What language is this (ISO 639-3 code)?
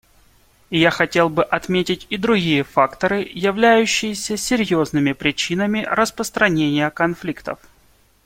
rus